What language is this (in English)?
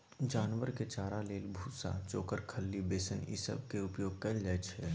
Maithili